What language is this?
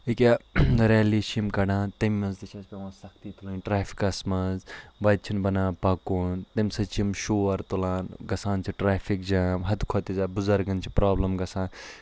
Kashmiri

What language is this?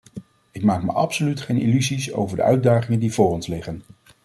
Dutch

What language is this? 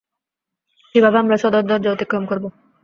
Bangla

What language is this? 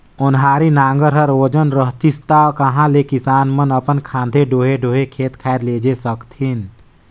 Chhattisgarhi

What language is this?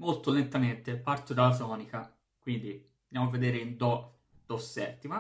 Italian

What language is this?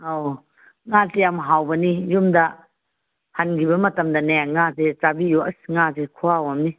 Manipuri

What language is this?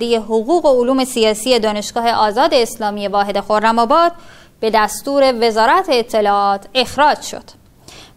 Persian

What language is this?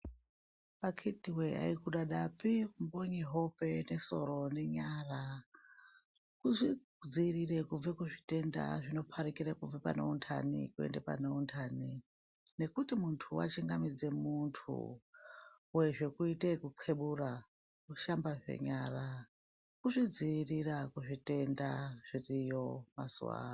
Ndau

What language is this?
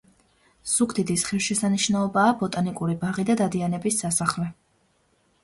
Georgian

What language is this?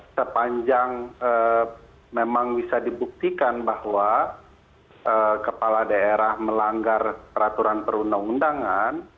Indonesian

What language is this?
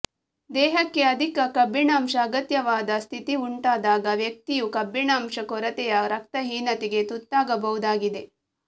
Kannada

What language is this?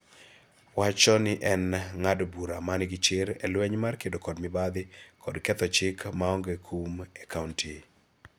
Luo (Kenya and Tanzania)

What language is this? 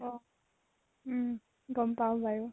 Assamese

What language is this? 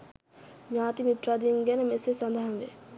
Sinhala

